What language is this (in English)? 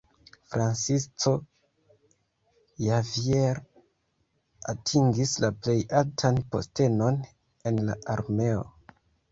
Esperanto